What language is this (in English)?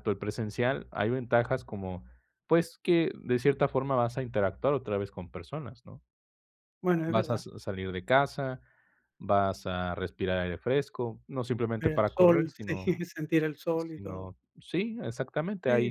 Spanish